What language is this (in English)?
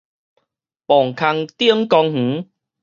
Min Nan Chinese